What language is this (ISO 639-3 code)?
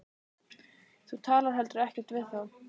isl